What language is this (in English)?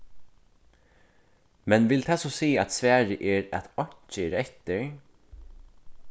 Faroese